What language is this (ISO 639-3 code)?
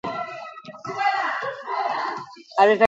eus